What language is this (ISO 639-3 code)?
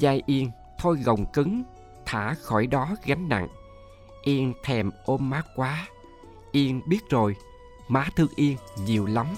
vie